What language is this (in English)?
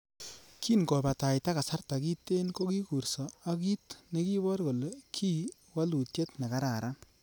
Kalenjin